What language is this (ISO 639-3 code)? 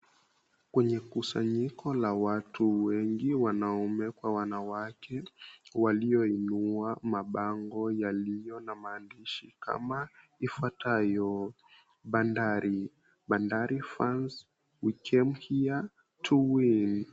swa